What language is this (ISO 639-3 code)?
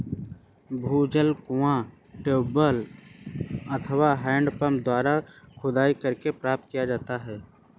hin